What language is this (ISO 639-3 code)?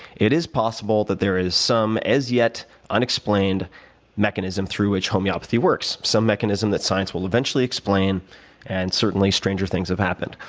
eng